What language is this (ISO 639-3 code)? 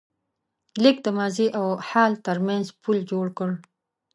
pus